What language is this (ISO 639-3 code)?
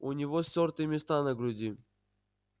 rus